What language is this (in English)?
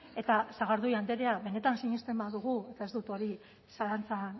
Basque